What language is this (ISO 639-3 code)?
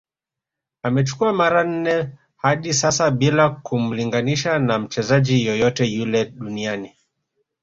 swa